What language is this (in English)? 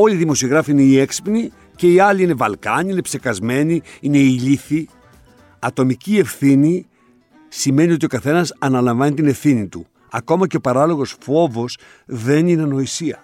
Greek